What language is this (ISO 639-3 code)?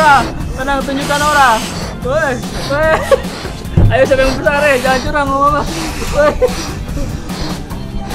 ind